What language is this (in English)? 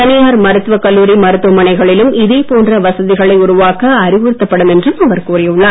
Tamil